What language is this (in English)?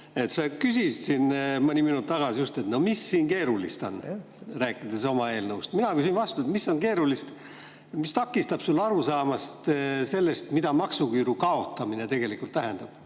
Estonian